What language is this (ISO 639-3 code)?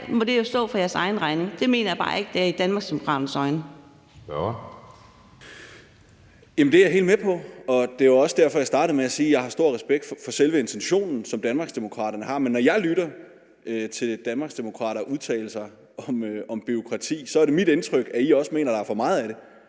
dan